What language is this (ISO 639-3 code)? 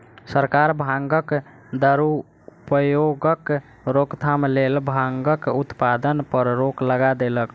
mai